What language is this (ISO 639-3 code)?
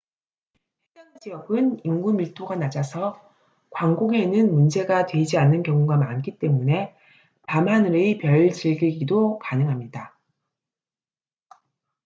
kor